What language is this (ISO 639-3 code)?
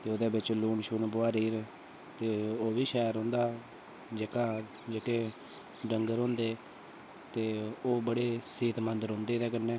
doi